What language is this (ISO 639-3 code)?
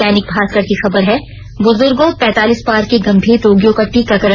hin